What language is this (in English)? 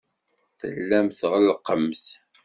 Kabyle